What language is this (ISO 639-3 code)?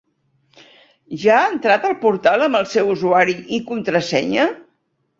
cat